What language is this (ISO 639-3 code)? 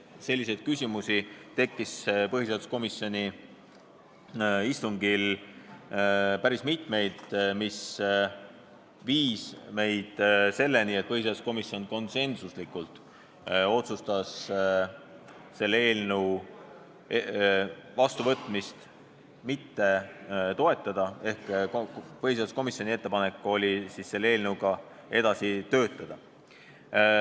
est